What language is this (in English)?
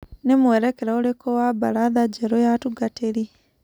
Kikuyu